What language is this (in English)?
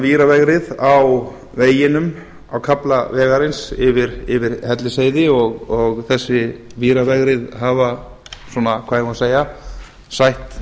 Icelandic